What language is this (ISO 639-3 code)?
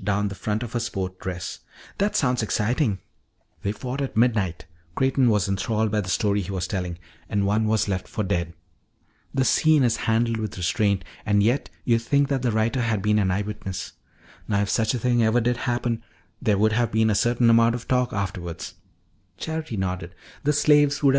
eng